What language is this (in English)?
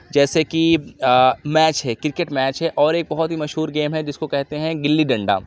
Urdu